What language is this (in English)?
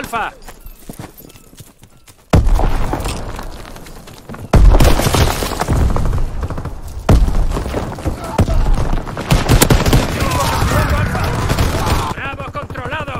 Spanish